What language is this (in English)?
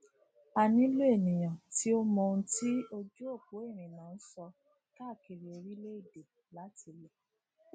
Yoruba